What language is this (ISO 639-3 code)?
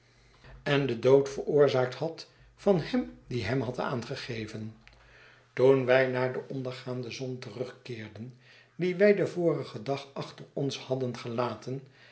nld